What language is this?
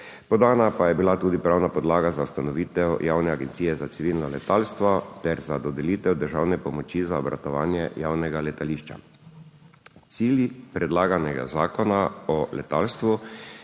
Slovenian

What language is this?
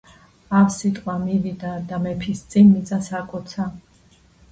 Georgian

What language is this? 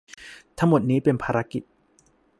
Thai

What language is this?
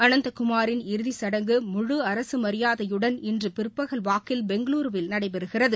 Tamil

